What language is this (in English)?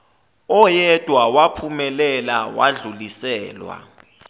Zulu